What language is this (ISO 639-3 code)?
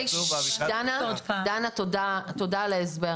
heb